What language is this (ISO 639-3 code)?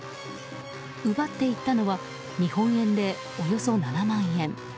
jpn